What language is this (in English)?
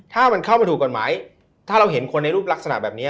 Thai